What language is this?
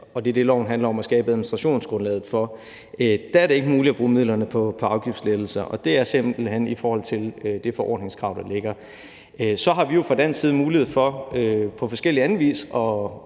Danish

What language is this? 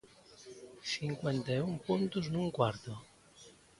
Galician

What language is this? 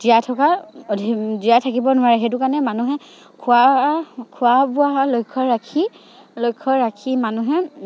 Assamese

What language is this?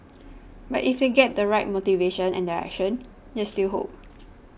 English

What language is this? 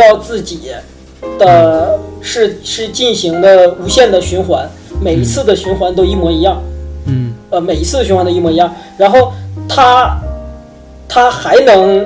Chinese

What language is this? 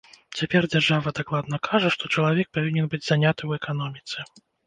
Belarusian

